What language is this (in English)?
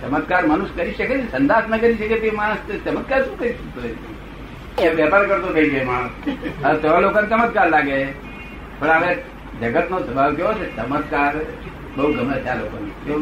Gujarati